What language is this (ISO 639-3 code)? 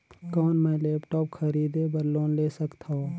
hne